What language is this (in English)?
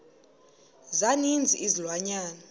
Xhosa